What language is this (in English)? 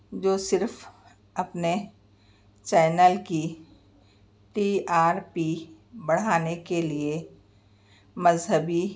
Urdu